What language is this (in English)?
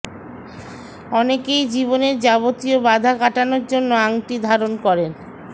Bangla